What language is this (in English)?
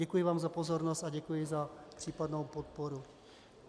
Czech